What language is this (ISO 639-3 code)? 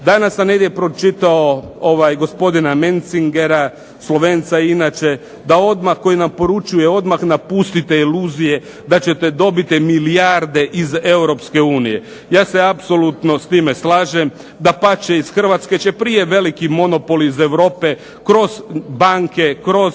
hrv